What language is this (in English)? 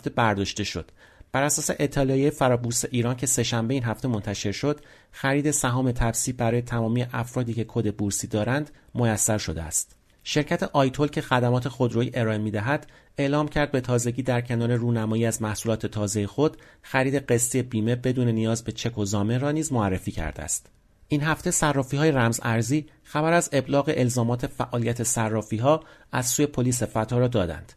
Persian